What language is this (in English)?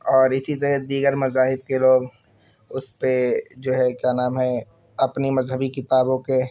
Urdu